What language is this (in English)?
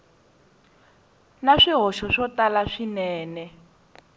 Tsonga